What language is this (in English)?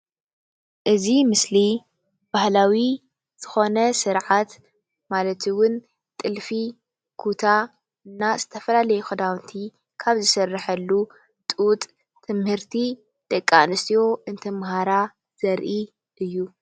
Tigrinya